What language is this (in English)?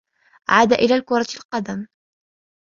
Arabic